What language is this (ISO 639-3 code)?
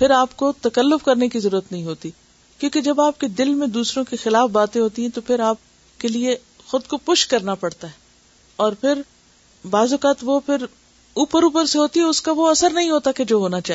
urd